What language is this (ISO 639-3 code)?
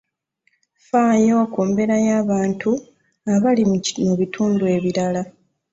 lug